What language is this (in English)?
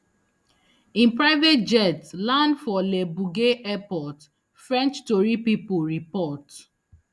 Nigerian Pidgin